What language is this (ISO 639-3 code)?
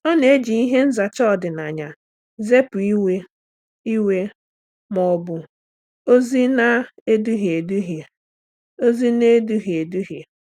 ibo